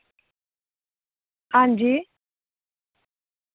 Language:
Dogri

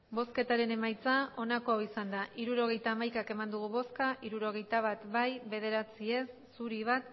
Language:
Basque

